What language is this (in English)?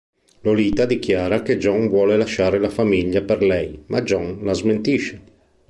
Italian